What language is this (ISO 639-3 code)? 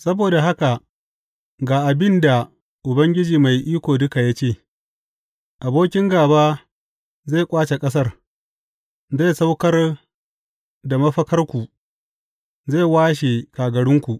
hau